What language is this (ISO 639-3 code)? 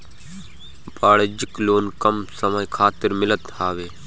bho